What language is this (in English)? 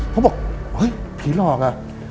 Thai